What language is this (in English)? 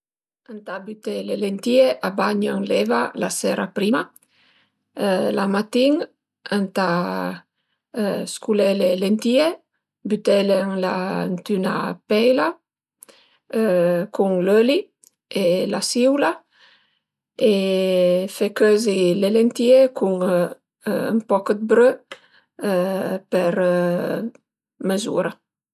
Piedmontese